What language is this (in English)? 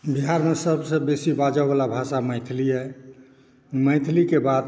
Maithili